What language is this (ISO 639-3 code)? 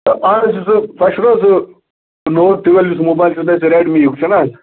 kas